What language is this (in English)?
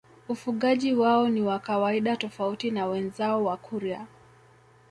Swahili